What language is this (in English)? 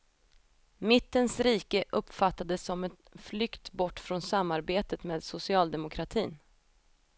Swedish